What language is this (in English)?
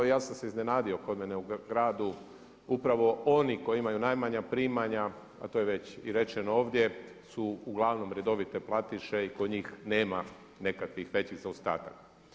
Croatian